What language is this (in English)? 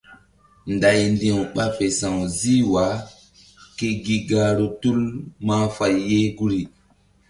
Mbum